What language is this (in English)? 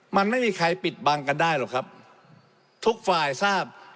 Thai